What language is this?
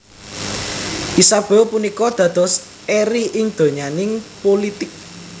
Javanese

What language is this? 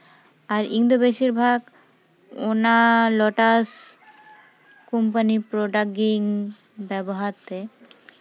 Santali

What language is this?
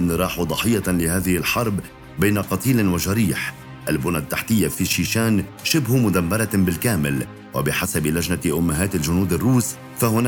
Arabic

